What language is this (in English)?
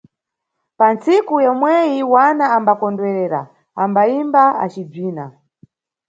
Nyungwe